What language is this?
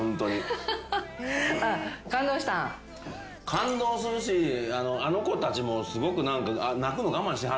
Japanese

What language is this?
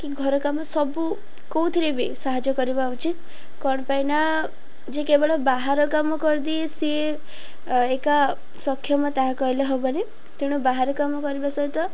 Odia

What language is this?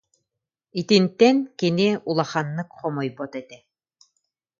Yakut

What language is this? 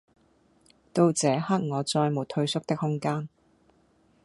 Cantonese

